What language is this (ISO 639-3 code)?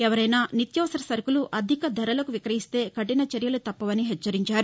tel